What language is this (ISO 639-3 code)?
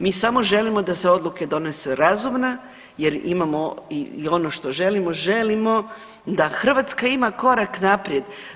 hrv